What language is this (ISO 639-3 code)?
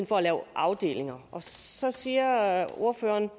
dan